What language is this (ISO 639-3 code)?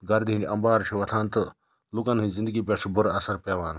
kas